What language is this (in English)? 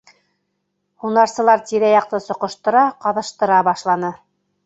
Bashkir